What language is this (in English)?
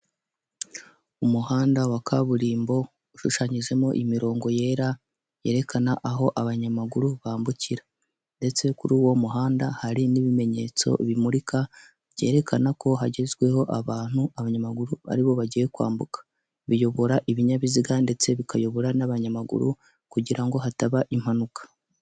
Kinyarwanda